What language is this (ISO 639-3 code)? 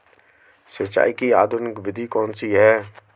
hin